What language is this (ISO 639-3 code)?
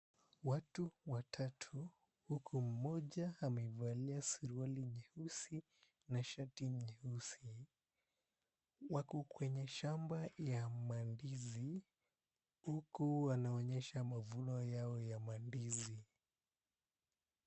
swa